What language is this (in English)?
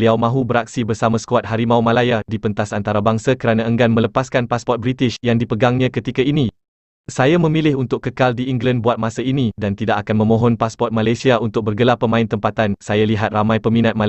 Malay